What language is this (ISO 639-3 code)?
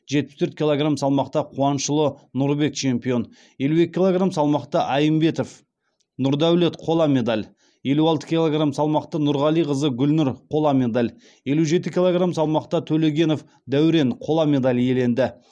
kaz